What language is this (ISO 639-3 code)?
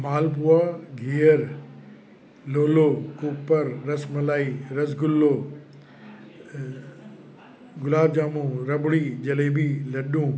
snd